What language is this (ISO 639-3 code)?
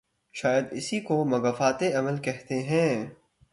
urd